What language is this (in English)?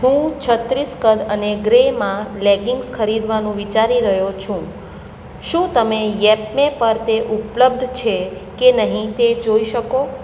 Gujarati